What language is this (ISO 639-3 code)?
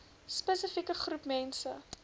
afr